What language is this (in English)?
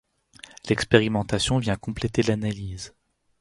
French